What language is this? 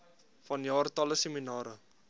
Afrikaans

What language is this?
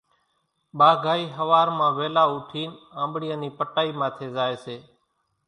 Kachi Koli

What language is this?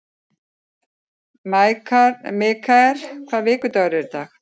Icelandic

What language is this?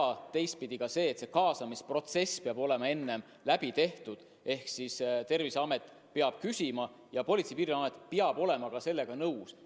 Estonian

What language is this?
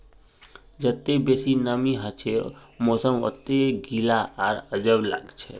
Magahi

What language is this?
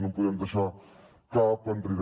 Catalan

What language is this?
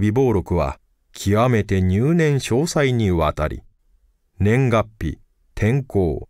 Japanese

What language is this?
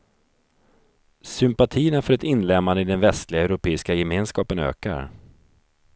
Swedish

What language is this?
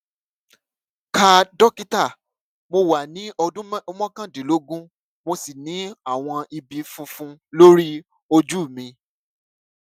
Yoruba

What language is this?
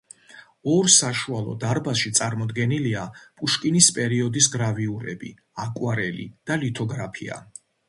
Georgian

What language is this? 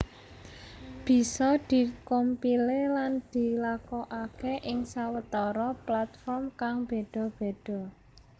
Javanese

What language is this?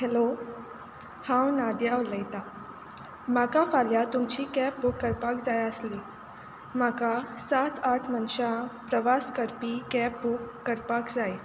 Konkani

